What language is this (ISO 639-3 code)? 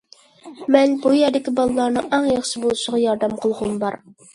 uig